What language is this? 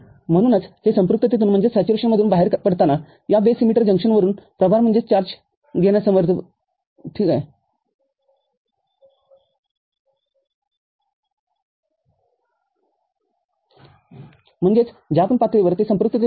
Marathi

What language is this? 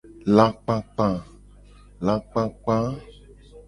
Gen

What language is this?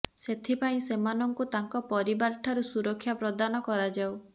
Odia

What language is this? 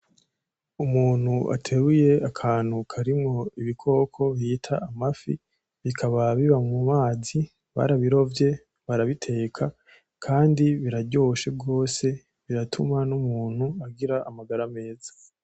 Rundi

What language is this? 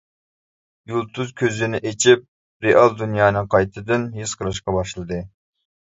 Uyghur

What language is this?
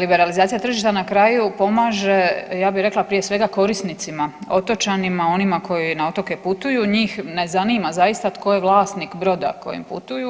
Croatian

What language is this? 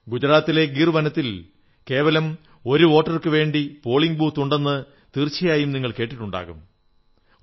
Malayalam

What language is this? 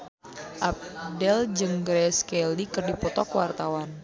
Sundanese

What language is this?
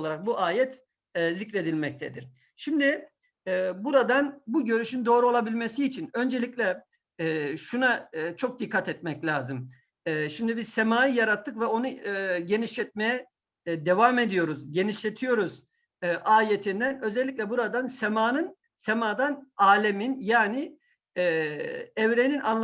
Turkish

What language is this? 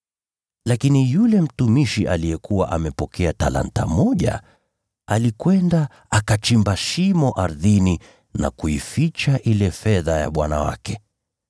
Swahili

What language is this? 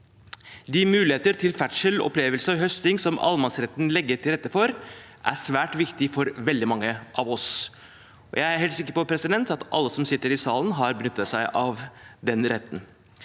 Norwegian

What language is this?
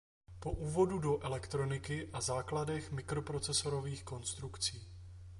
Czech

